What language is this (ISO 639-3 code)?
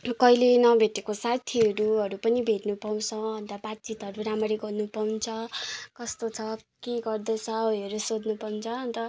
nep